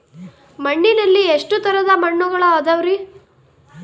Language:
Kannada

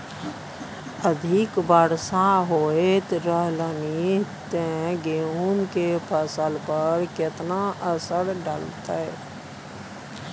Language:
Maithili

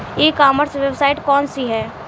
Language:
Bhojpuri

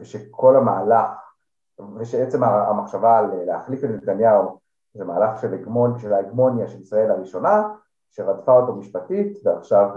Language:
Hebrew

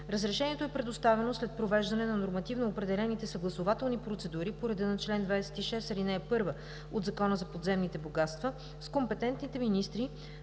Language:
Bulgarian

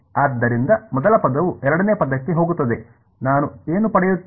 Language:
Kannada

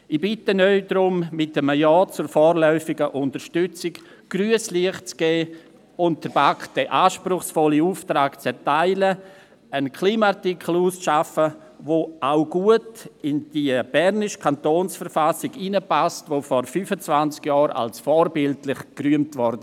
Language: Swiss German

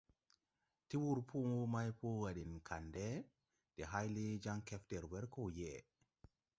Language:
Tupuri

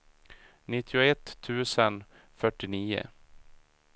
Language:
Swedish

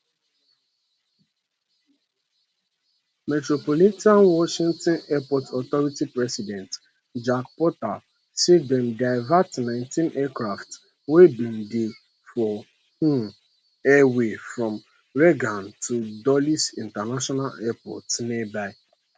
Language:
Nigerian Pidgin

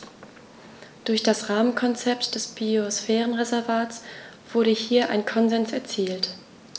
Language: German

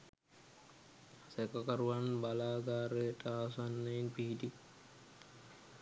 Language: Sinhala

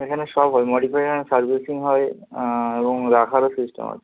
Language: Bangla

